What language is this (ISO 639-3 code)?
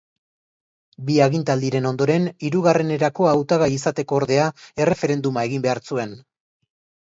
eus